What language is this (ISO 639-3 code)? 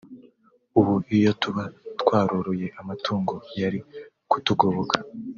kin